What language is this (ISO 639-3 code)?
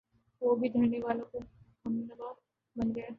urd